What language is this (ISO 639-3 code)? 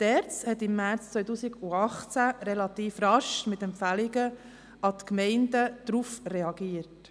gsw